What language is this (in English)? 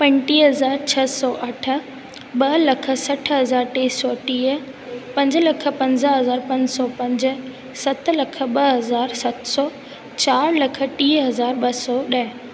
Sindhi